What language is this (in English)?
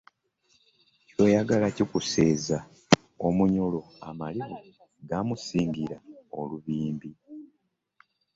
Ganda